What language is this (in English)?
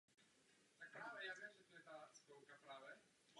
Czech